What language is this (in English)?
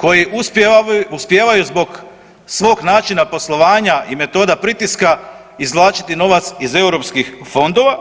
Croatian